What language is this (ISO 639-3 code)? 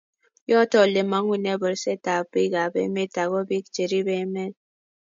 kln